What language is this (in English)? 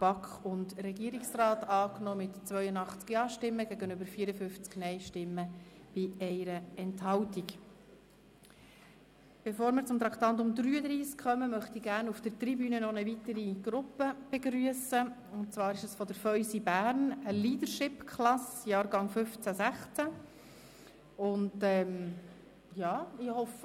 Swiss German